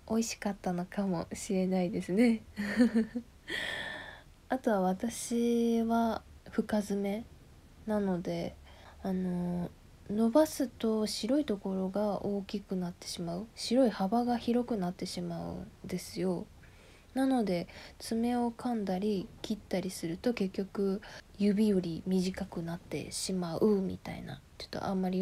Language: Japanese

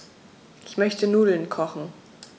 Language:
German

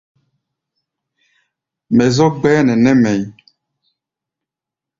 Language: Gbaya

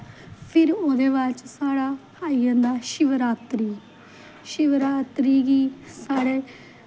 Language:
Dogri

